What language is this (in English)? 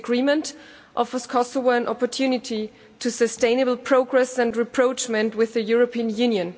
English